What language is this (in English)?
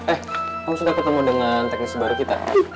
Indonesian